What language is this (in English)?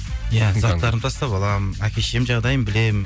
Kazakh